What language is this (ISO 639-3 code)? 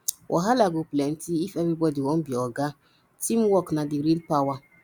pcm